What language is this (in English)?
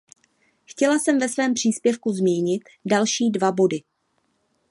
Czech